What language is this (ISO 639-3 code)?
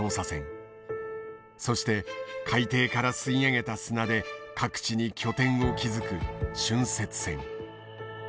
jpn